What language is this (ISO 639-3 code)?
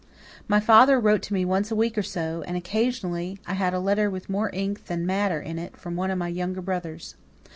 eng